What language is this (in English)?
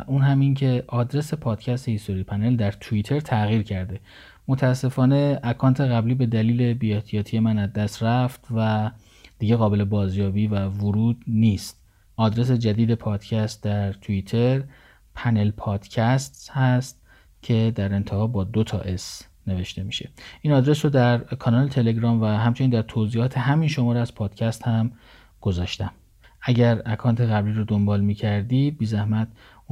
Persian